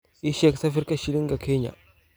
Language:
Somali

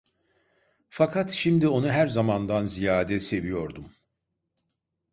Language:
Turkish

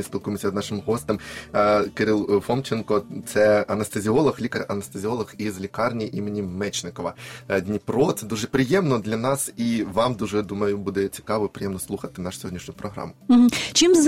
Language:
Ukrainian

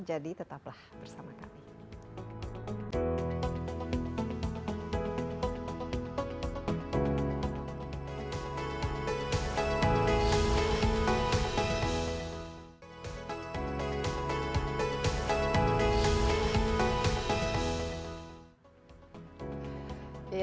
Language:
Indonesian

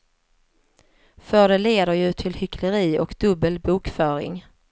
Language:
Swedish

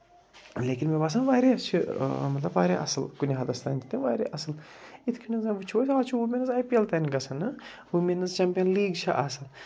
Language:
Kashmiri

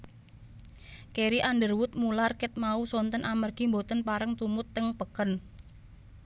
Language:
Javanese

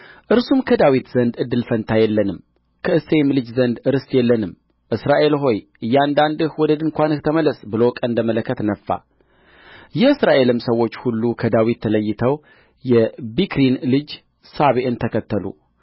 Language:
Amharic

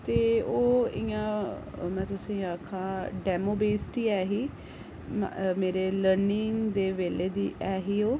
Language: Dogri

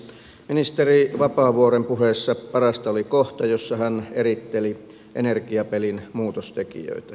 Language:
Finnish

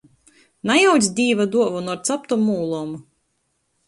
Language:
Latgalian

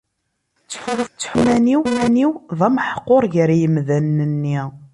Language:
Kabyle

